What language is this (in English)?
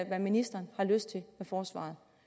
Danish